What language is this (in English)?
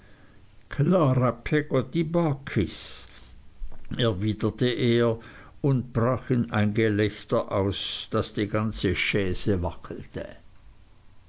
German